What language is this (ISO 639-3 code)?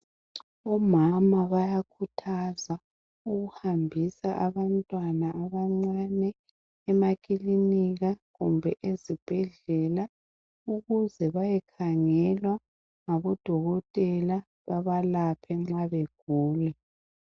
nde